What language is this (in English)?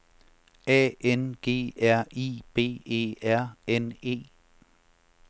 Danish